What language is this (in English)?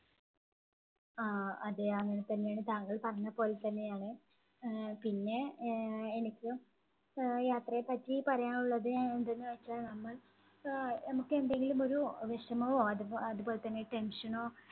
Malayalam